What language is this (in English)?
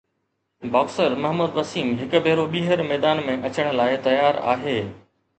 Sindhi